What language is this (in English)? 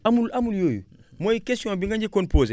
Wolof